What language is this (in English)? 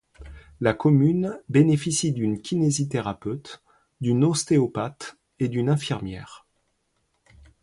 French